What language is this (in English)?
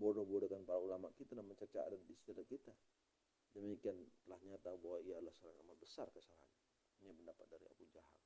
Indonesian